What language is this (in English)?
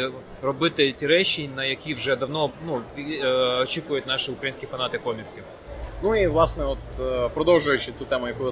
Ukrainian